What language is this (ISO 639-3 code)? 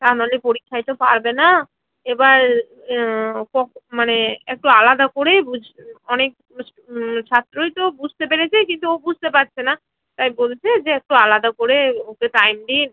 ben